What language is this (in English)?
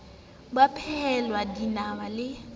Southern Sotho